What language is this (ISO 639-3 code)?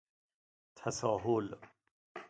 fas